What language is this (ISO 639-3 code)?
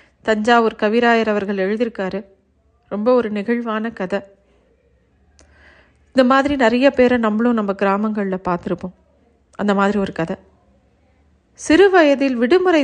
tam